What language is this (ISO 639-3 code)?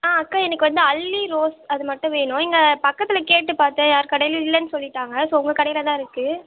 tam